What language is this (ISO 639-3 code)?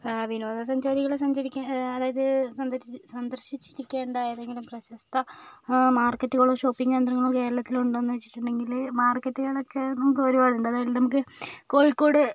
mal